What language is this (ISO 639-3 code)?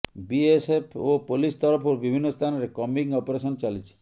ori